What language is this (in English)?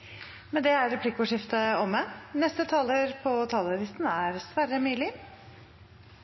Norwegian